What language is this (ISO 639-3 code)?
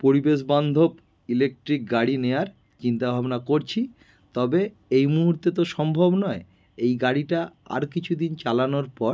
ben